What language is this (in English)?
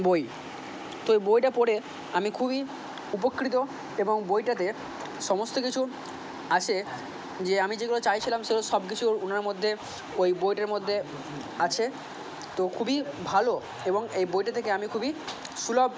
Bangla